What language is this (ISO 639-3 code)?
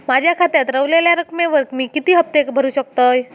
mar